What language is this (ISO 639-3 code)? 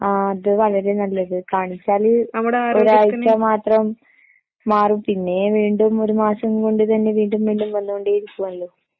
mal